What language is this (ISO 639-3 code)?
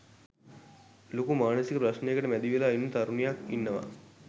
sin